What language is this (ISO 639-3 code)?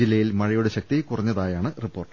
mal